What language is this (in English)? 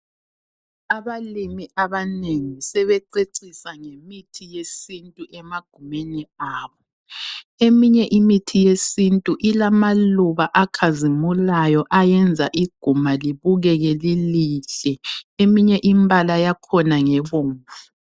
North Ndebele